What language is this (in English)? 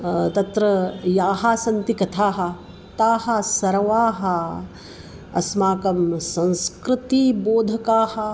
Sanskrit